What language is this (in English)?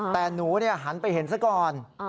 Thai